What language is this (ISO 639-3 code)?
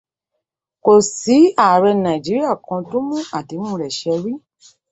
yor